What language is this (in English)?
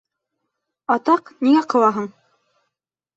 Bashkir